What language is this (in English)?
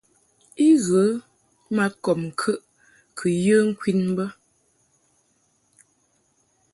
Mungaka